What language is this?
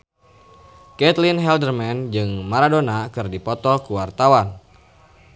Sundanese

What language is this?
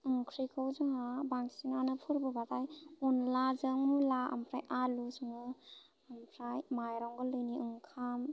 Bodo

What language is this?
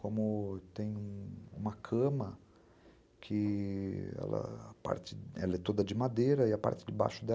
Portuguese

